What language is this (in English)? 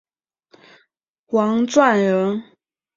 Chinese